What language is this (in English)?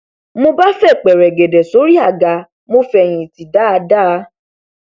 Yoruba